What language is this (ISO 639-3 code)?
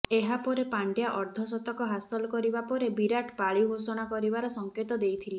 ori